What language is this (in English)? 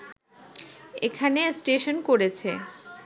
Bangla